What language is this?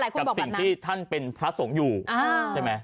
Thai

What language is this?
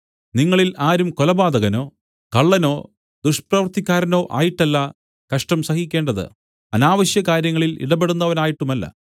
Malayalam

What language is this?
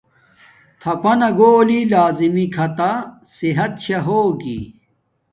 Domaaki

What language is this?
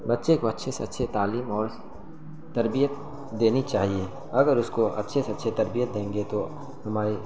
Urdu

